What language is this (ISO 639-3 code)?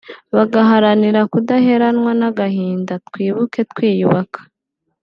kin